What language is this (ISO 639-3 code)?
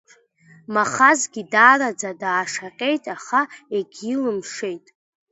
abk